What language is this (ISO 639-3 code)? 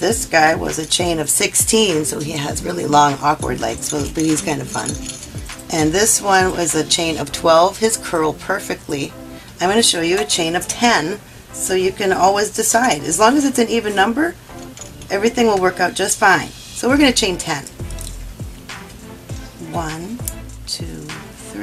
eng